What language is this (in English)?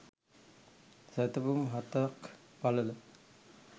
Sinhala